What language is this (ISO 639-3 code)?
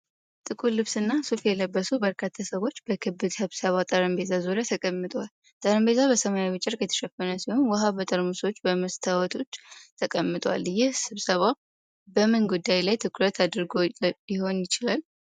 amh